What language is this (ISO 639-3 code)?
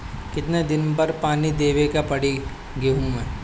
bho